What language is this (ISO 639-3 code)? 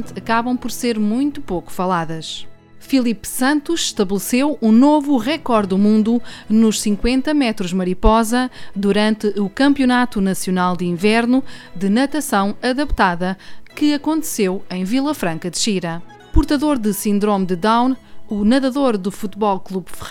por